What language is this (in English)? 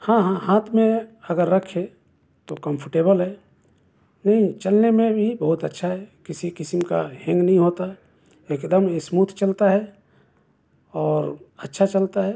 Urdu